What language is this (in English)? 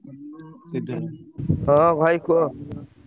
Odia